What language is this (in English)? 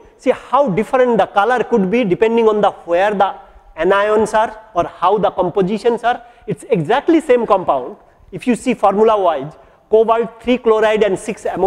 English